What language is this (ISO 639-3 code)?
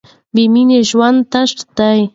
pus